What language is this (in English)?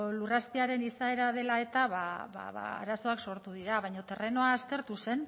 Basque